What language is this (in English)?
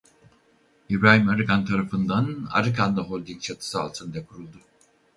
Turkish